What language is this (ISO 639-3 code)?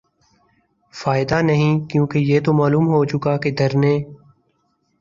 urd